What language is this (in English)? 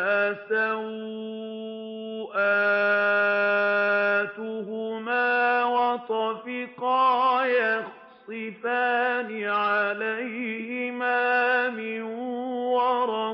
Arabic